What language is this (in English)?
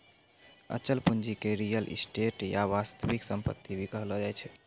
Maithili